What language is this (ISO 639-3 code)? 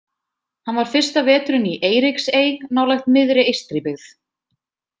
isl